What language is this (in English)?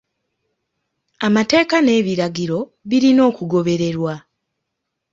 Ganda